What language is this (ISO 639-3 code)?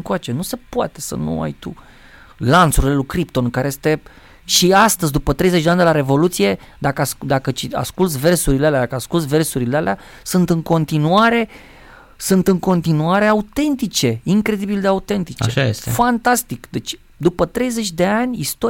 ron